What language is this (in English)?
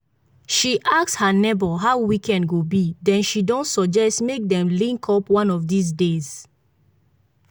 Nigerian Pidgin